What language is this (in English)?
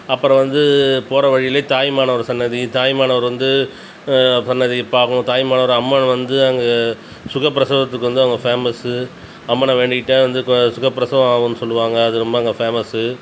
Tamil